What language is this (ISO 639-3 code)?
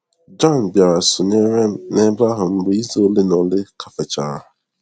ibo